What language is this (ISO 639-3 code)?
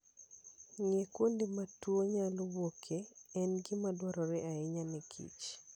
luo